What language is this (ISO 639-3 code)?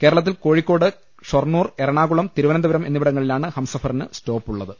mal